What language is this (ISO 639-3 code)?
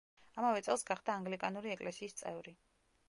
kat